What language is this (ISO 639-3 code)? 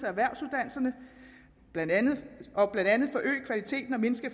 dan